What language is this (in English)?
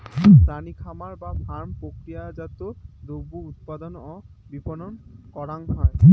Bangla